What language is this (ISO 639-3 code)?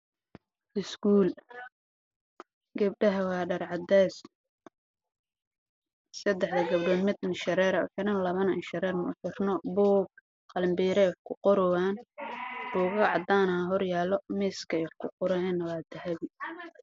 som